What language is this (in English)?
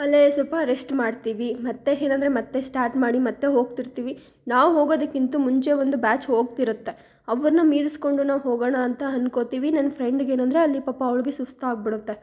Kannada